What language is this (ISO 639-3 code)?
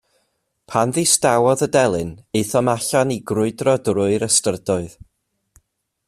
cym